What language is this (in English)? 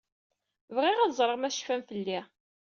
Kabyle